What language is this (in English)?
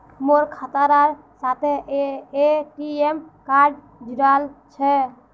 Magahi